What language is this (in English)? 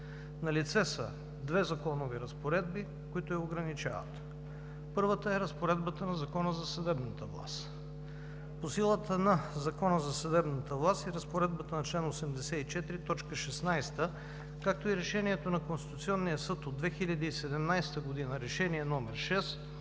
Bulgarian